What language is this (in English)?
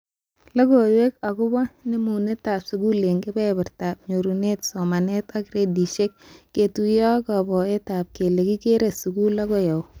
Kalenjin